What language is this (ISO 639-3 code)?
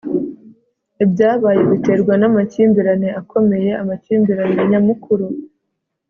kin